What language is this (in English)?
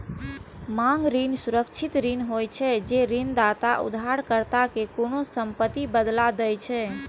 Maithili